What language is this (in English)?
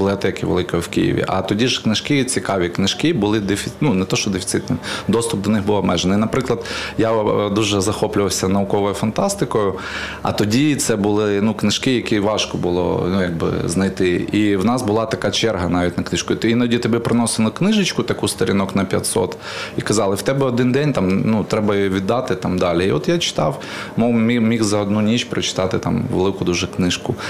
Ukrainian